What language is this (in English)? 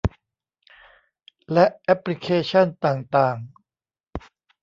Thai